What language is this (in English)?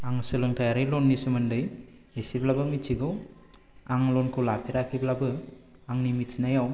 Bodo